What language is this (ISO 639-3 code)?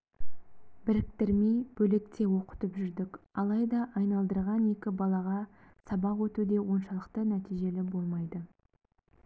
kaz